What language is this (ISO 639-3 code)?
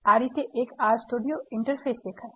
guj